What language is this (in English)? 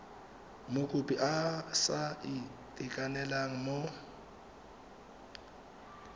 Tswana